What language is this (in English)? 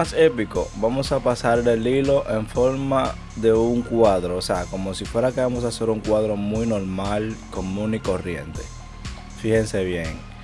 Spanish